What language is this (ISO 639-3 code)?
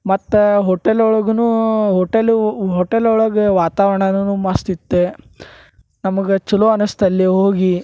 kan